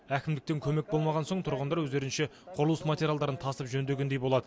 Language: Kazakh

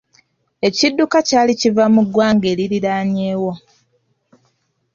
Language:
Ganda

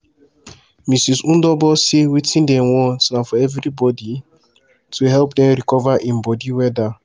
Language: Nigerian Pidgin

